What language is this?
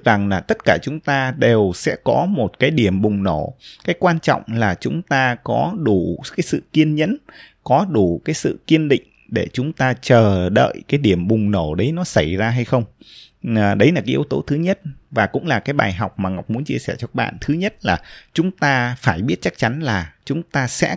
Vietnamese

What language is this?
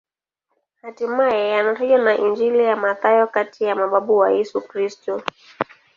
Swahili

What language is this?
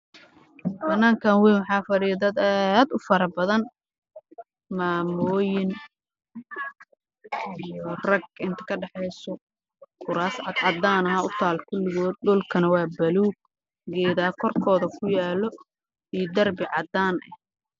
Somali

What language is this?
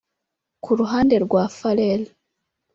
Kinyarwanda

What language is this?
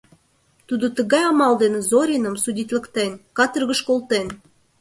Mari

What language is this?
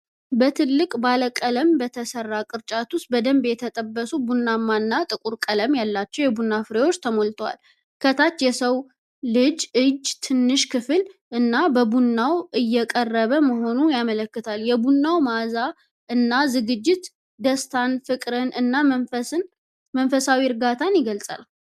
Amharic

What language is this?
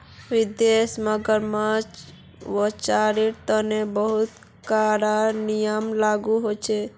Magahi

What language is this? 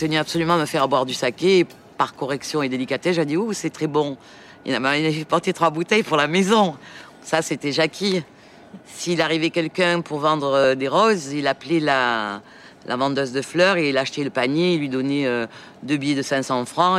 French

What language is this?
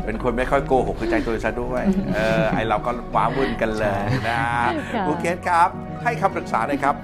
Thai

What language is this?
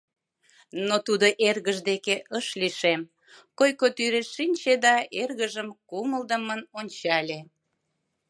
Mari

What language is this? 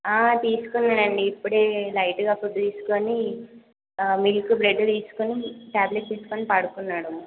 Telugu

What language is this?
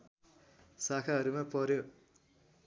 Nepali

